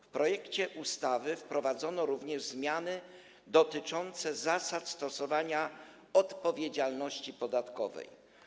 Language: Polish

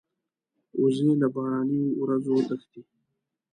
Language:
Pashto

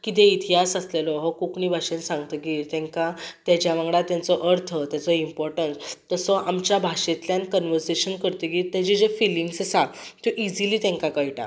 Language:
Konkani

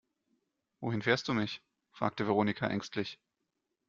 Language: German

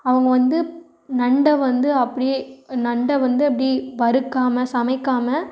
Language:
Tamil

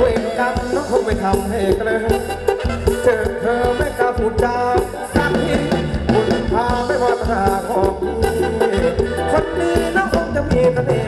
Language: Thai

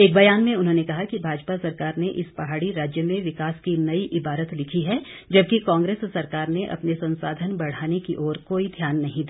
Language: Hindi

